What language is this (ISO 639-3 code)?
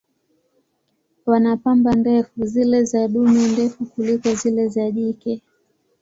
swa